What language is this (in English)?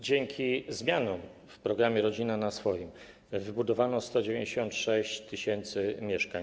Polish